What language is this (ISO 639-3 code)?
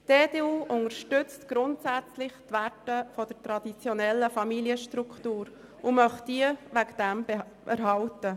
gsw